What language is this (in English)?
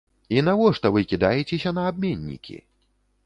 Belarusian